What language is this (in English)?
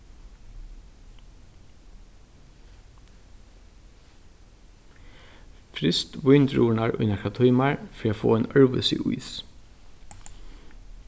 Faroese